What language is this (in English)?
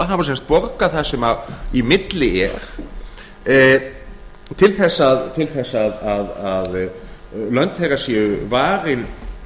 Icelandic